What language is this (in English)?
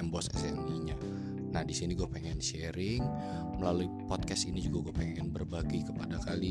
Indonesian